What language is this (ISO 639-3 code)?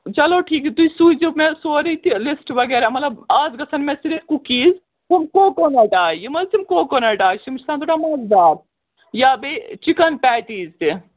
kas